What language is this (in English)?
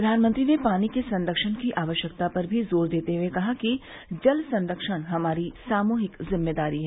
Hindi